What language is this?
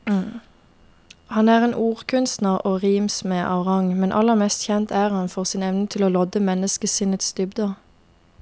Norwegian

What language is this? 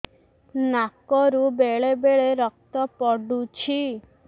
Odia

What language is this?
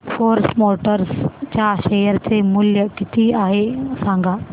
Marathi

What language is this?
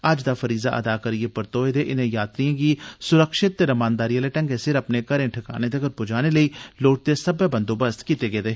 Dogri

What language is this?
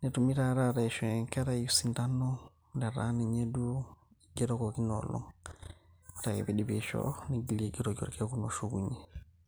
Masai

